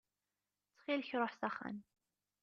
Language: Kabyle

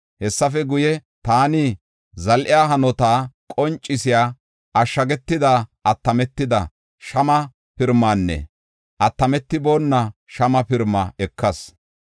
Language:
Gofa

